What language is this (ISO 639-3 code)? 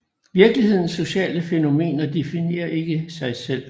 dan